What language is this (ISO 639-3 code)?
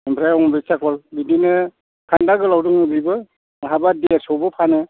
brx